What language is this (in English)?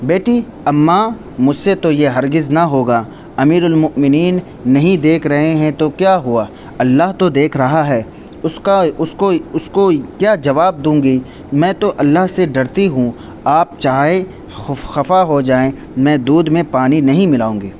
Urdu